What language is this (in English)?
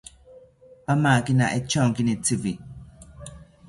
South Ucayali Ashéninka